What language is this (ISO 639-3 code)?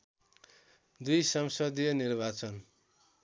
nep